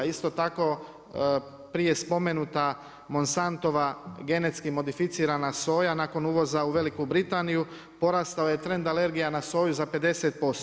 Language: Croatian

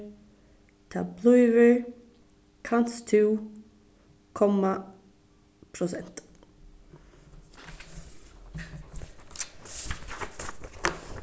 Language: Faroese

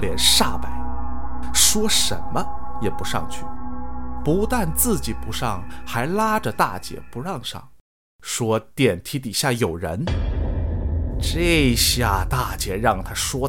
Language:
Chinese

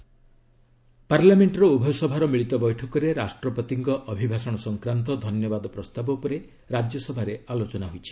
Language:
Odia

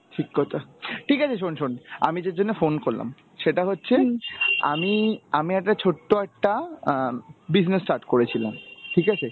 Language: Bangla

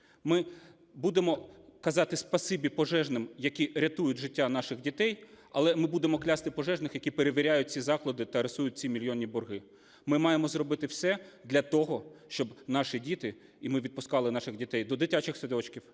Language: Ukrainian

